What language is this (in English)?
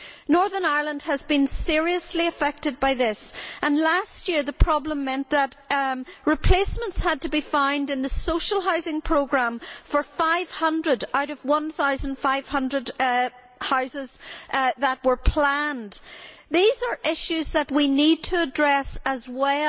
English